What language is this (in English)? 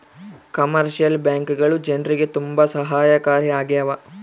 Kannada